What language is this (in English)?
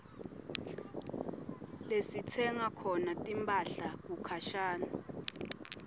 Swati